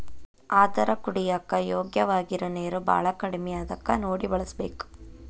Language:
Kannada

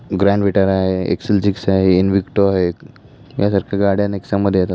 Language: Marathi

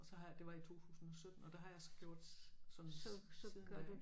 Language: Danish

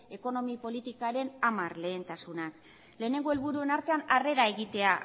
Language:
Basque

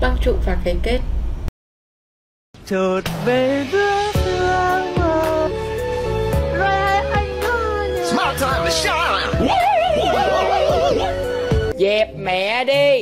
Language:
Vietnamese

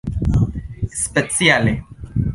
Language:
Esperanto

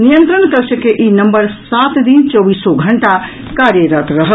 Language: Maithili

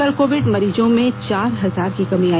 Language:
Hindi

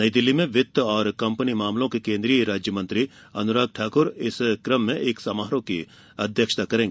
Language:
Hindi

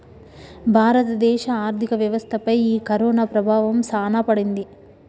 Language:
Telugu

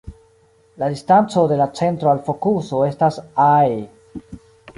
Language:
Esperanto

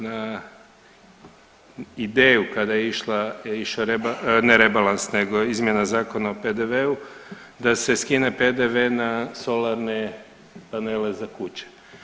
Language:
Croatian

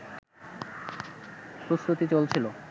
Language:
Bangla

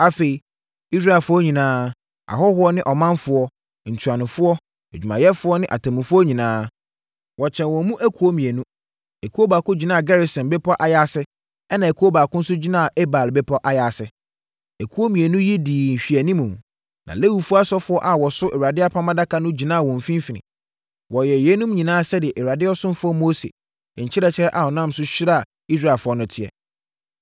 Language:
Akan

